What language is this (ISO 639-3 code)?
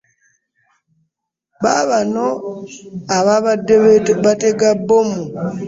lug